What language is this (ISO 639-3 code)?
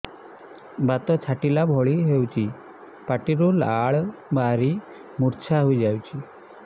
ori